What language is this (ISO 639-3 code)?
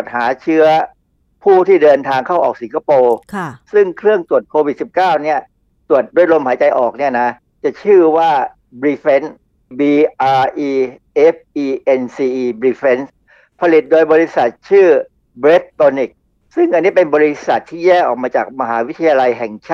tha